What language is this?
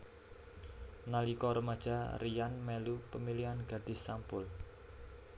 Javanese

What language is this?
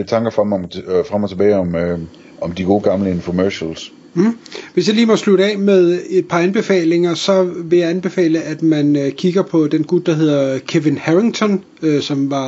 Danish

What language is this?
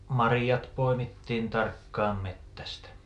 Finnish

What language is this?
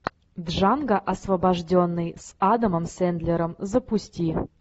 Russian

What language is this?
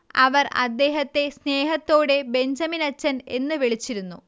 Malayalam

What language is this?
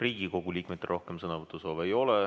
Estonian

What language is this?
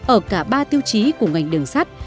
Vietnamese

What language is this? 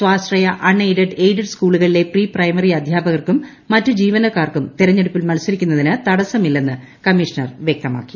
Malayalam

